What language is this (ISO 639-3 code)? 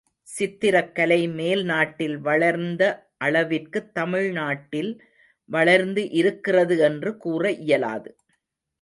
tam